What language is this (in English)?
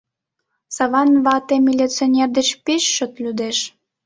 Mari